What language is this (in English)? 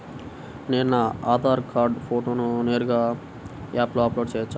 Telugu